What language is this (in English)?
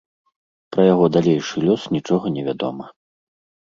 Belarusian